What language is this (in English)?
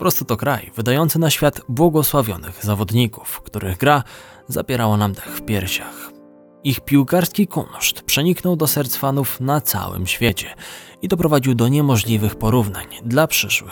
Polish